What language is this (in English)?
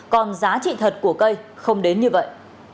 Vietnamese